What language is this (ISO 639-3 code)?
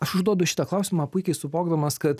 lit